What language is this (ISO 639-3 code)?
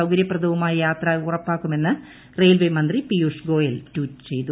mal